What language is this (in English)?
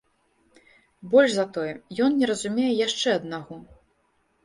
Belarusian